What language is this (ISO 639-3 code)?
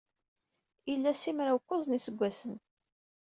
kab